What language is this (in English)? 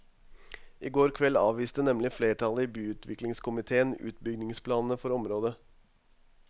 Norwegian